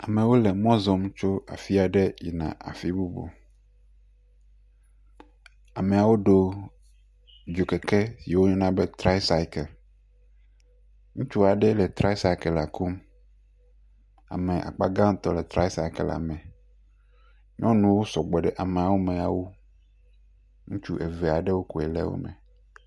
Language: Ewe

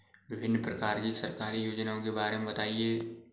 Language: Hindi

